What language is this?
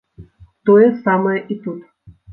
Belarusian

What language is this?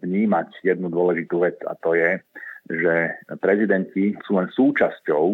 Slovak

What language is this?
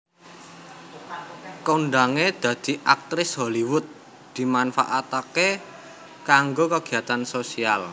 Javanese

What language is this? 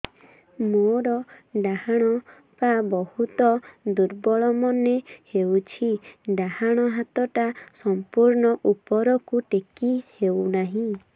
Odia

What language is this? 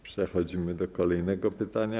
Polish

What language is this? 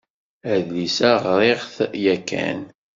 Kabyle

